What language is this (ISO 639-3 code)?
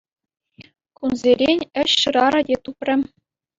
chv